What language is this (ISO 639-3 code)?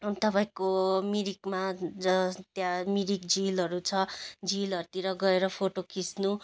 nep